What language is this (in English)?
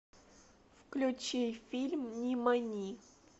Russian